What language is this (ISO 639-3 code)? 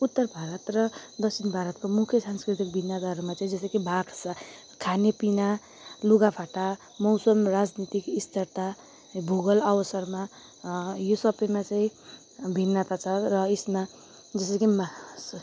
nep